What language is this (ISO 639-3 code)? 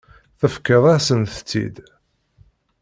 kab